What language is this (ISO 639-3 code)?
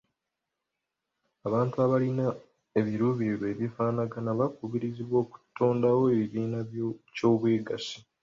lug